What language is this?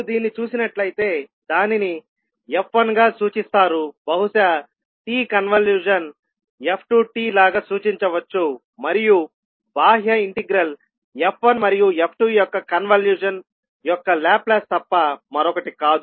Telugu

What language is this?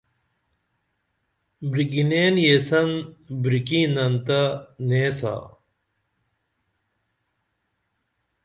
Dameli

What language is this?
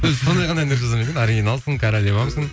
Kazakh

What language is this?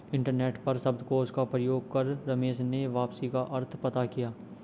Hindi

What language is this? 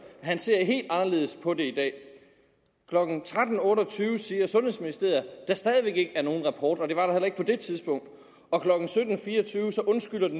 Danish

